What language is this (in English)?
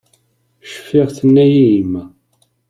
Kabyle